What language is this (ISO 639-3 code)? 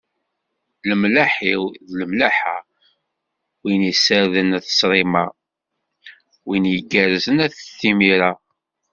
kab